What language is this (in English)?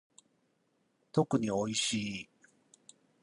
Japanese